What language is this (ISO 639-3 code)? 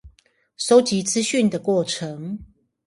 zho